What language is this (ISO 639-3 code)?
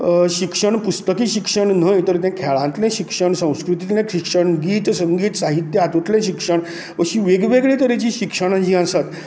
kok